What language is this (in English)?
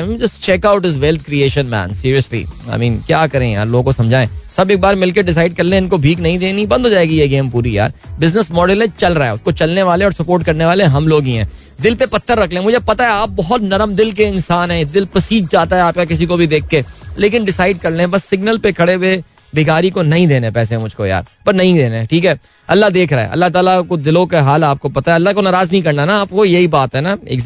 Hindi